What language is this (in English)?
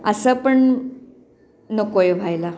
Marathi